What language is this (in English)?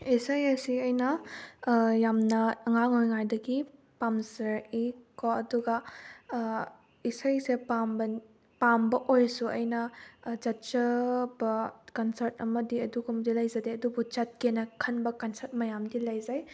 Manipuri